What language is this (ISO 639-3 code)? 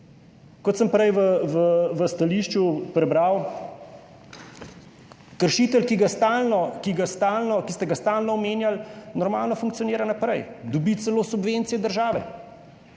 slv